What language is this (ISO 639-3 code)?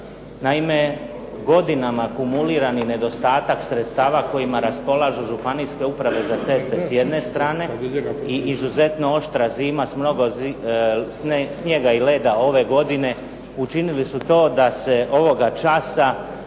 hrv